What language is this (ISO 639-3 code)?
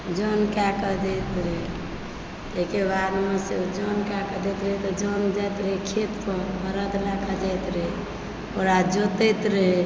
mai